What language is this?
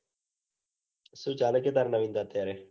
Gujarati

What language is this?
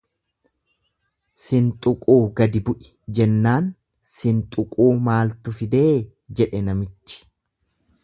Oromo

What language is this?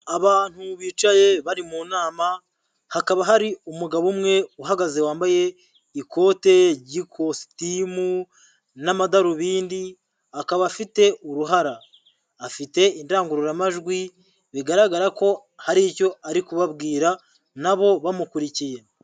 Kinyarwanda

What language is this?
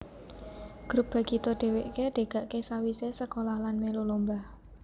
Javanese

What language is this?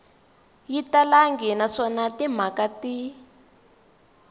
Tsonga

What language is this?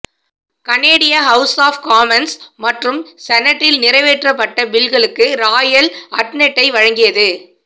Tamil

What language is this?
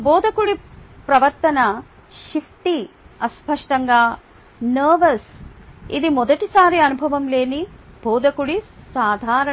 Telugu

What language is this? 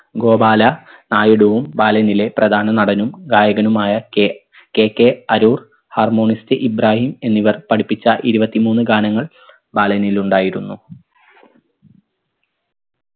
Malayalam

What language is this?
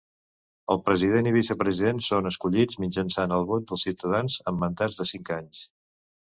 Catalan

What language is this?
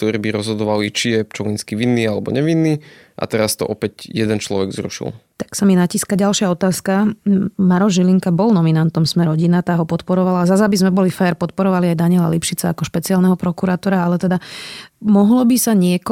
Slovak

